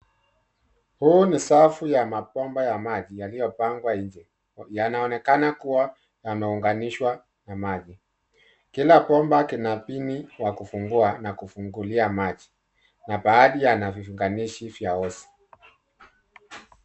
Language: Swahili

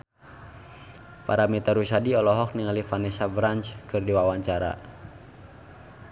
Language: Sundanese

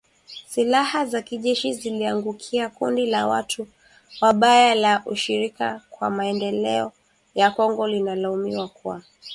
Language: Swahili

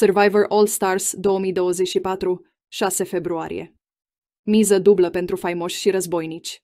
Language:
Romanian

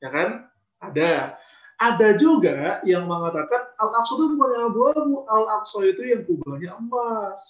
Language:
Indonesian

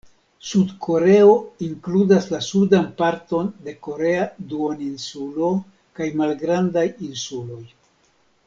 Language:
Esperanto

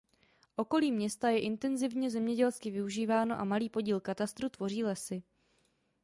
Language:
Czech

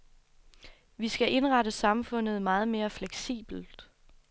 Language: Danish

